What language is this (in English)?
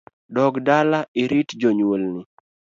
Luo (Kenya and Tanzania)